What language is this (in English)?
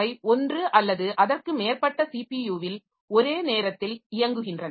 Tamil